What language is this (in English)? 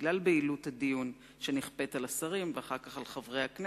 Hebrew